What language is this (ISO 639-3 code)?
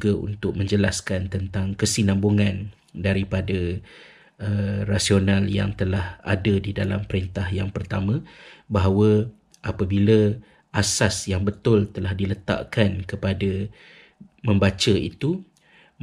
msa